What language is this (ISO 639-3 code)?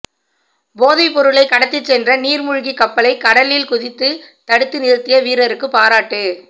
tam